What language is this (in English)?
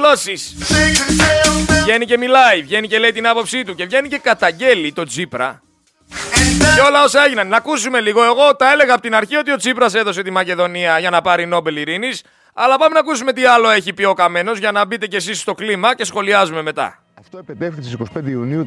Greek